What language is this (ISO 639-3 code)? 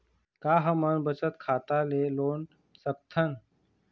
hne